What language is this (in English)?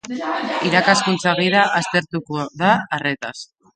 Basque